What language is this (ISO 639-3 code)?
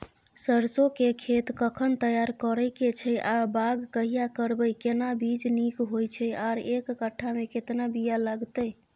mai